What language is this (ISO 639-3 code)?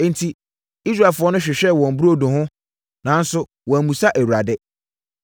aka